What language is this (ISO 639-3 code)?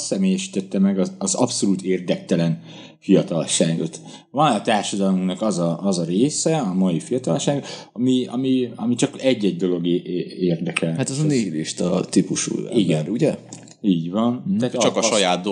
hun